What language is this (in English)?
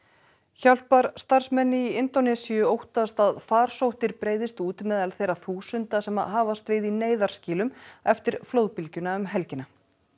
Icelandic